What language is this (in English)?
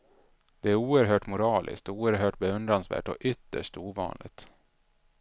Swedish